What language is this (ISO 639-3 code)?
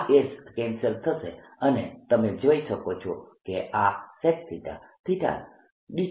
guj